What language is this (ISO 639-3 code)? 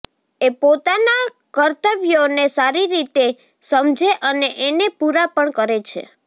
guj